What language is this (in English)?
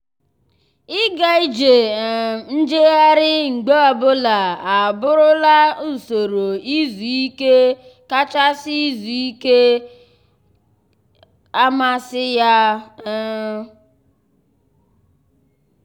Igbo